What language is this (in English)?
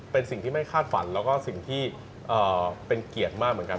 Thai